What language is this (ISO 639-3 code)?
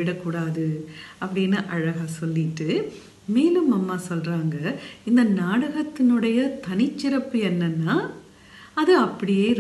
tur